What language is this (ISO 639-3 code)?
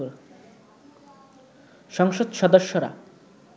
ben